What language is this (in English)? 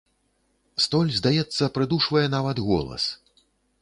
Belarusian